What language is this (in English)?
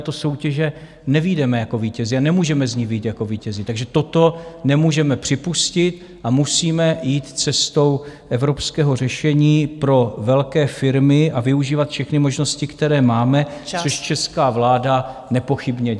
Czech